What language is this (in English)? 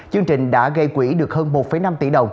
Vietnamese